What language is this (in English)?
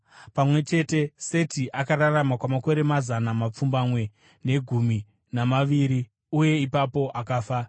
Shona